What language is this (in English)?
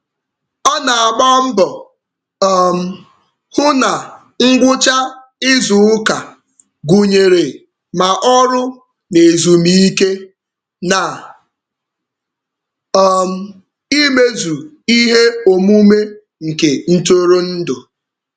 Igbo